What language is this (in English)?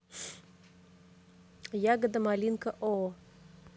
Russian